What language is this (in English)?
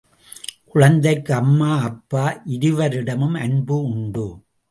Tamil